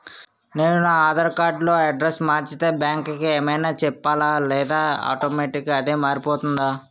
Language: Telugu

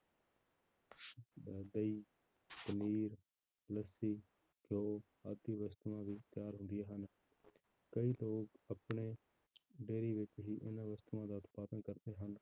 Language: Punjabi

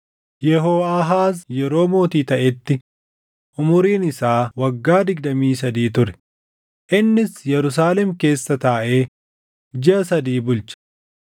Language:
Oromo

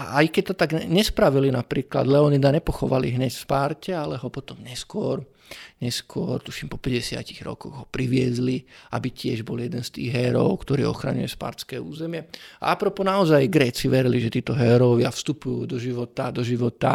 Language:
Czech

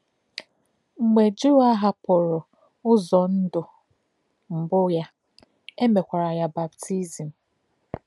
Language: Igbo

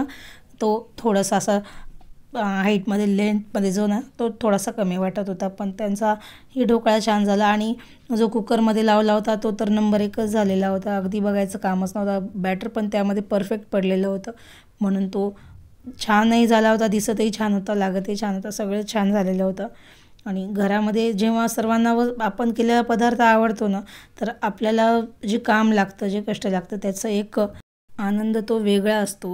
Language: Hindi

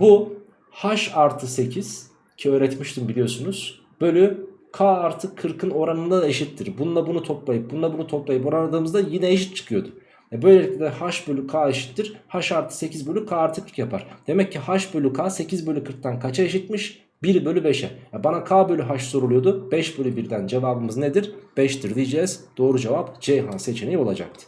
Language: Turkish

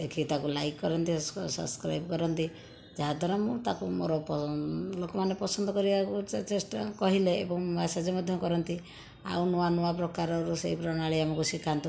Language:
Odia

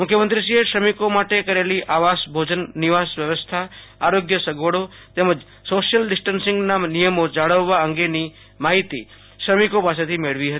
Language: Gujarati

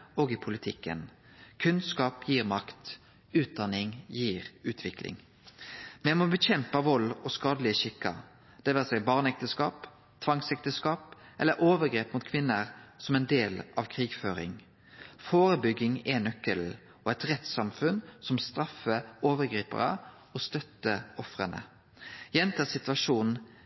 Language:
Norwegian Nynorsk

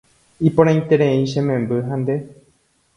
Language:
Guarani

